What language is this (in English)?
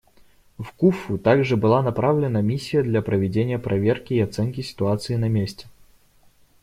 Russian